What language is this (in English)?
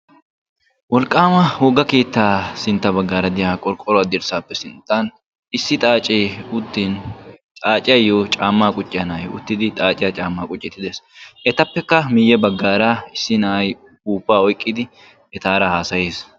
Wolaytta